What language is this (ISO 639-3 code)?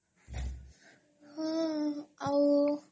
ori